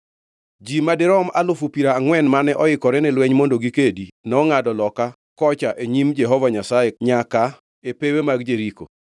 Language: Luo (Kenya and Tanzania)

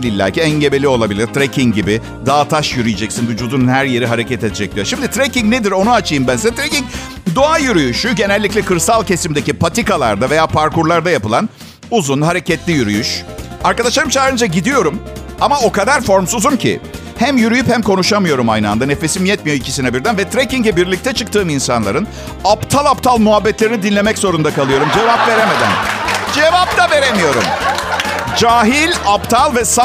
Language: Turkish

